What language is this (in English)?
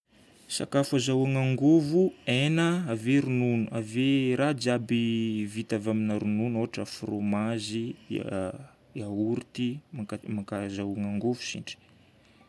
Northern Betsimisaraka Malagasy